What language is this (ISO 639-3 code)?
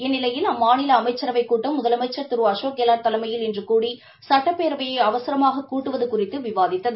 tam